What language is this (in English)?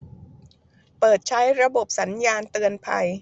Thai